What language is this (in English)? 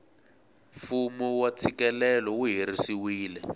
Tsonga